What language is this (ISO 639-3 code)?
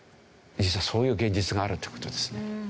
jpn